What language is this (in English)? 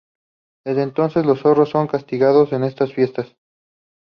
Spanish